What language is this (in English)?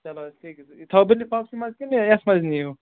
Kashmiri